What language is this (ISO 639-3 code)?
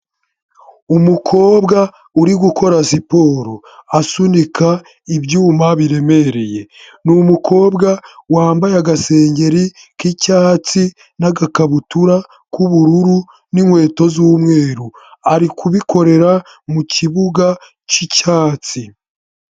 kin